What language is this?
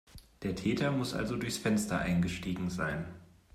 German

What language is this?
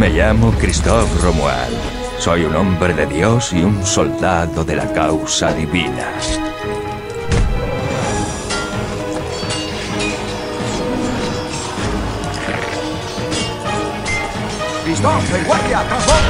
Spanish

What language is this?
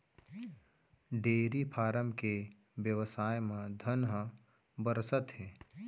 Chhattisgarhi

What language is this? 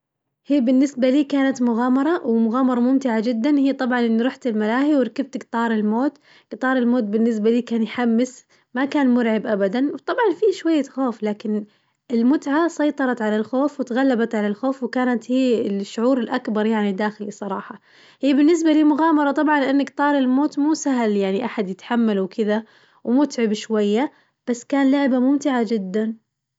Najdi Arabic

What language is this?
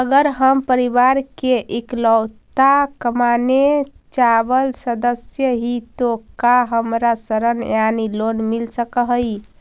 Magahi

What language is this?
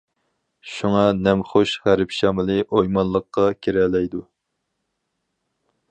Uyghur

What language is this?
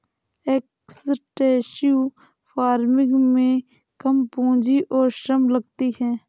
Hindi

